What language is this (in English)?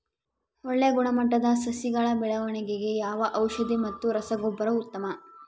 Kannada